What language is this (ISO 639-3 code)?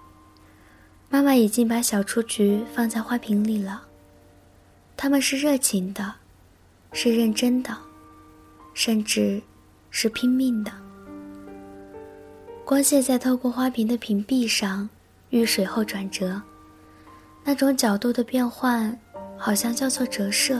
zho